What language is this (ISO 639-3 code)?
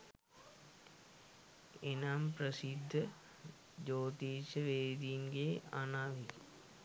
sin